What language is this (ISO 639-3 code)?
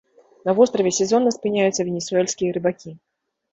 bel